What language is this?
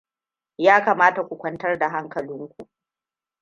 Hausa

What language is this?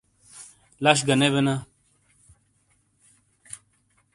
Shina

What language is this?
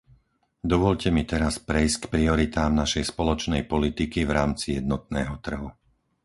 Slovak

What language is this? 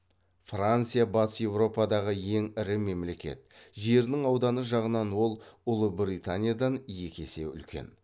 Kazakh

